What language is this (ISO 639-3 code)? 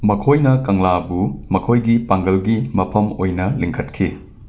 mni